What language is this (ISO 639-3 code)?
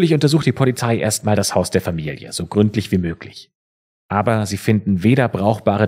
deu